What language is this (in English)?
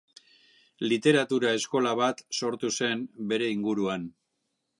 Basque